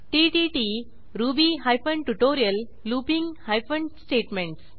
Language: Marathi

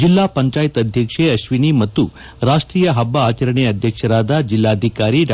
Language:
Kannada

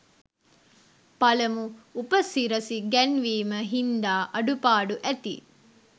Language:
Sinhala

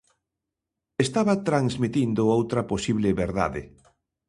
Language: Galician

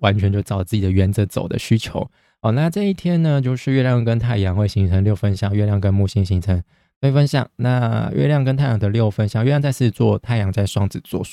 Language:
Chinese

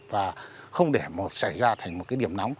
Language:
Vietnamese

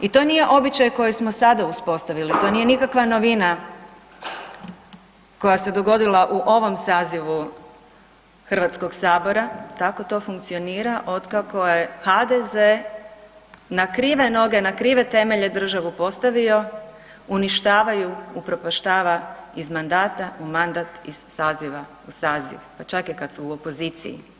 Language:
Croatian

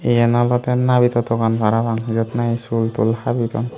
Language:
Chakma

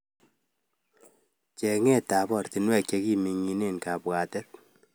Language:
Kalenjin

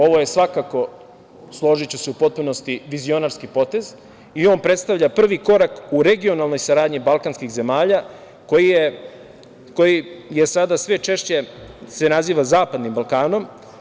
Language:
Serbian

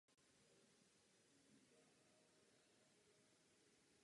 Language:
Czech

